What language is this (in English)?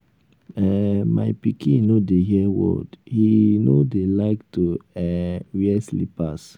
Nigerian Pidgin